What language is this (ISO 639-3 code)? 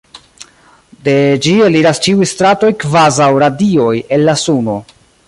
epo